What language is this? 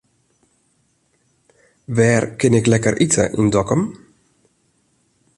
Western Frisian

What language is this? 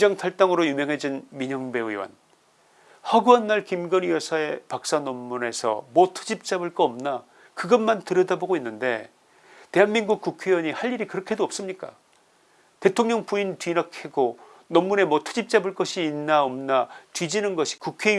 Korean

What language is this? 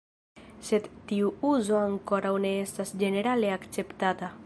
Esperanto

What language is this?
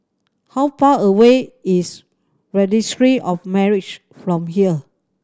English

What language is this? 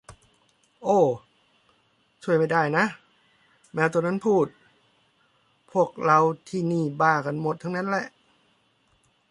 Thai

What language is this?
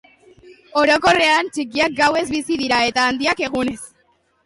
Basque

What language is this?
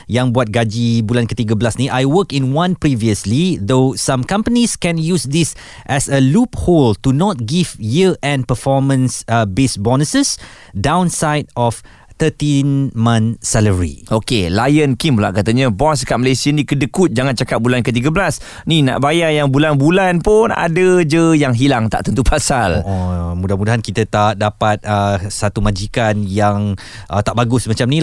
Malay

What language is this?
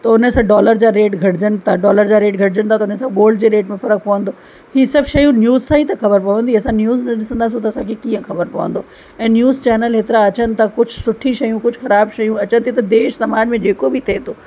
Sindhi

